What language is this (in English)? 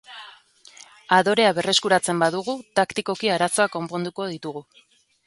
Basque